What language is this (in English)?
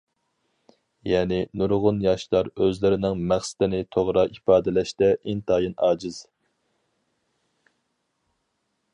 Uyghur